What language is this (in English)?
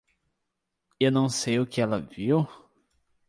Portuguese